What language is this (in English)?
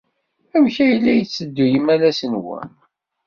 Kabyle